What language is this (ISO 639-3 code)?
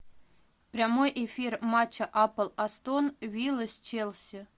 rus